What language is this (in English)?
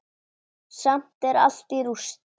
Icelandic